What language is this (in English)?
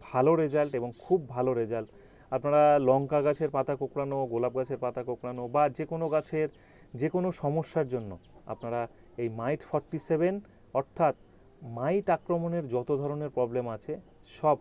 Hindi